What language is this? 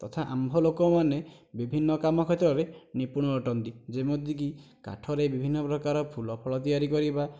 Odia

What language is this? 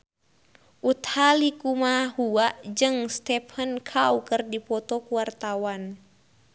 Sundanese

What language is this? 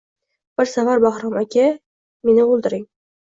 Uzbek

